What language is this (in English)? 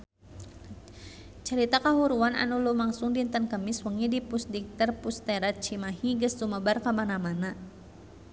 Sundanese